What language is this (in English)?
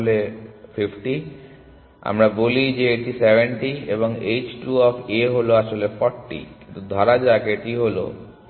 Bangla